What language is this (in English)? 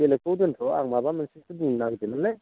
Bodo